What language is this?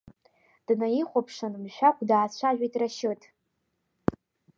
Abkhazian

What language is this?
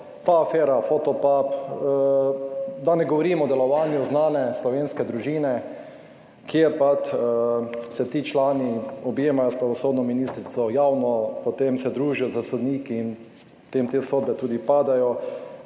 Slovenian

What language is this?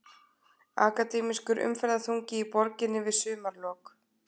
Icelandic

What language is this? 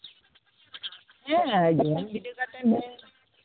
Santali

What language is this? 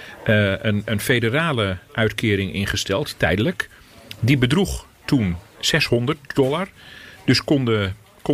Dutch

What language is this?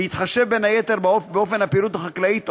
Hebrew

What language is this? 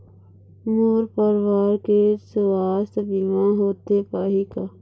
Chhattisgarhi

